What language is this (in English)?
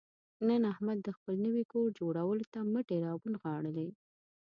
Pashto